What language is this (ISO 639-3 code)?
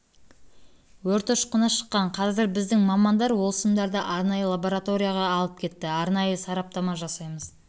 kaz